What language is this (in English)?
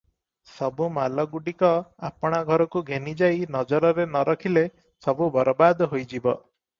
Odia